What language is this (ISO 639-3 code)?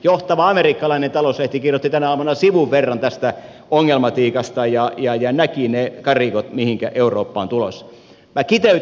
fin